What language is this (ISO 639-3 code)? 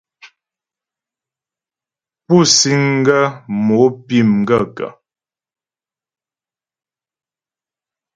bbj